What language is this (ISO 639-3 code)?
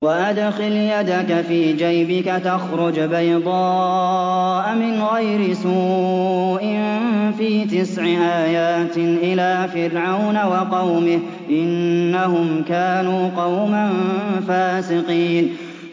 ara